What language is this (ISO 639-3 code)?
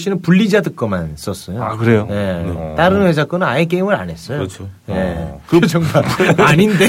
kor